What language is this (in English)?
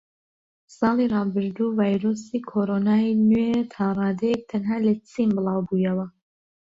Central Kurdish